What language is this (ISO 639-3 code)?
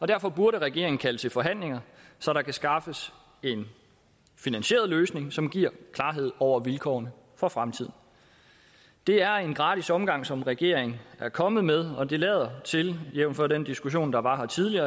dan